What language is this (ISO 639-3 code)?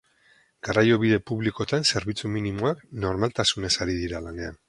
eus